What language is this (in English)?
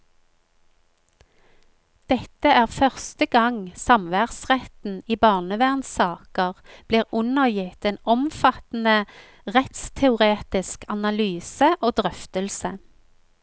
Norwegian